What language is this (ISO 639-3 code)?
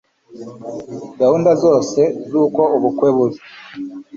kin